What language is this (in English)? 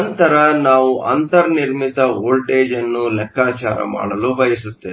Kannada